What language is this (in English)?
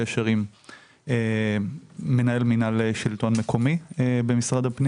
Hebrew